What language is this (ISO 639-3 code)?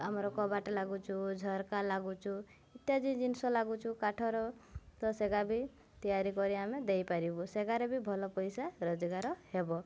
ori